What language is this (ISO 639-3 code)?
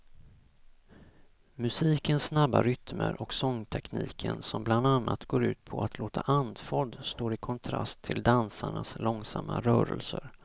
swe